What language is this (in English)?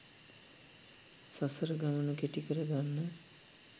Sinhala